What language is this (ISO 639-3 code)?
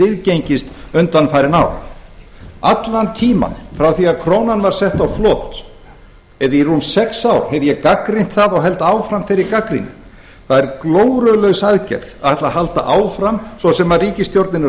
isl